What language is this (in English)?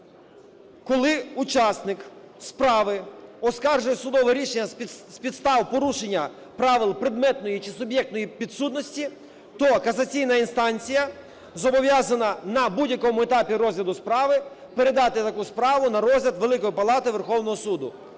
Ukrainian